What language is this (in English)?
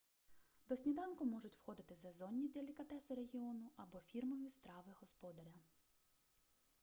Ukrainian